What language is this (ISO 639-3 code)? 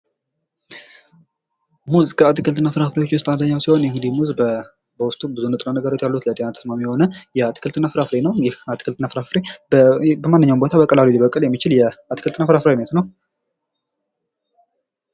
amh